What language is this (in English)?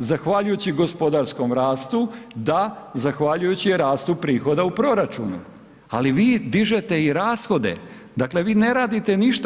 Croatian